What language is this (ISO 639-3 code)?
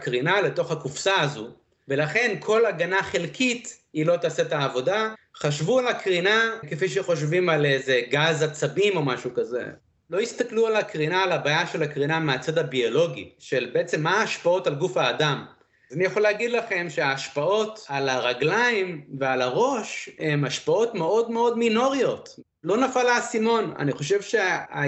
heb